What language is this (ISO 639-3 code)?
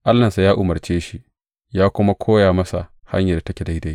hau